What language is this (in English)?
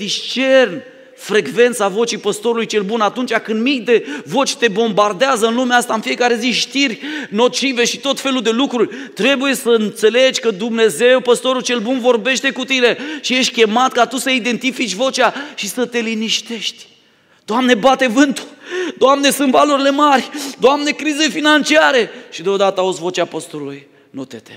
Romanian